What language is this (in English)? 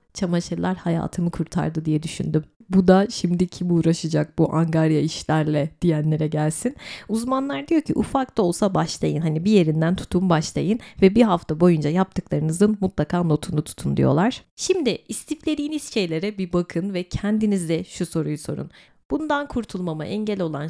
Turkish